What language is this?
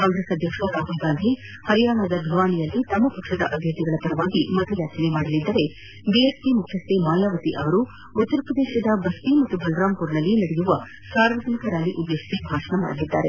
Kannada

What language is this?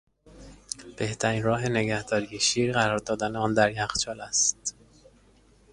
Persian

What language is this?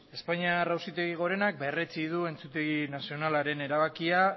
Basque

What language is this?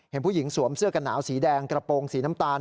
Thai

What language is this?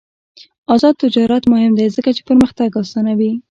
Pashto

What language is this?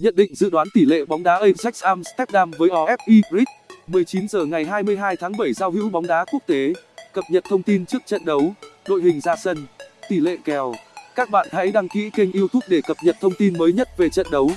Vietnamese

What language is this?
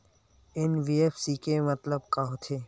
Chhattisgarhi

